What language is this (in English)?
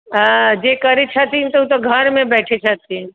Maithili